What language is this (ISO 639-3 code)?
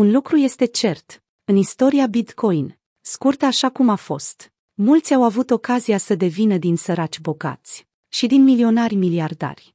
ron